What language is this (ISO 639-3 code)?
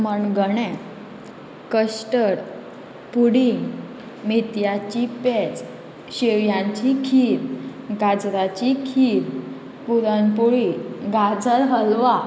kok